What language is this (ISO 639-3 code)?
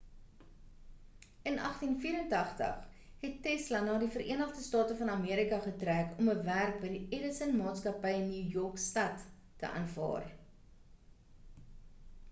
afr